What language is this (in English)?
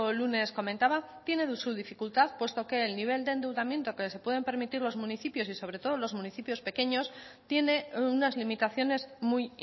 Spanish